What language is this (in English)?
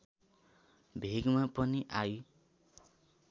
Nepali